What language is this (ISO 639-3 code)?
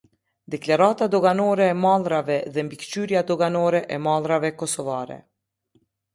sqi